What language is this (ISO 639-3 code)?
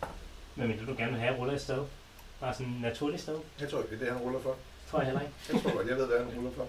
dan